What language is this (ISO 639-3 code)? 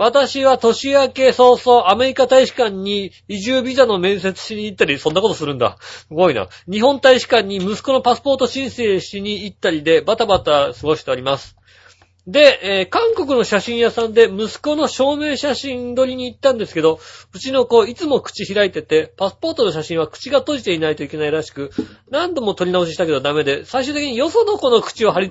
jpn